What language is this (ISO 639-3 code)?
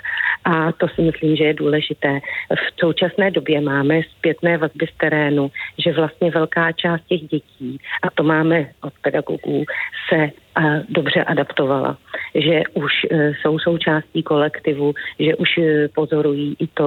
ces